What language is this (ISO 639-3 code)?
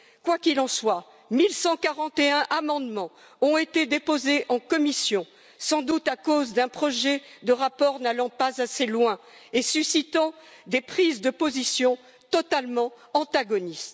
fra